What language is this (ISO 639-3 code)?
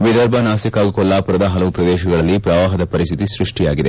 kan